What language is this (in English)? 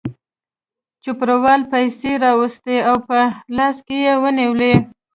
Pashto